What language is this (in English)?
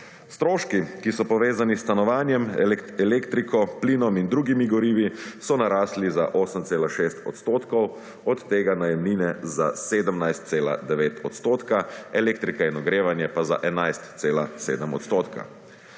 Slovenian